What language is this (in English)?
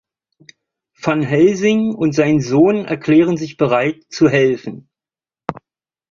German